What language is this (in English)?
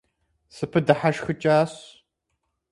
Kabardian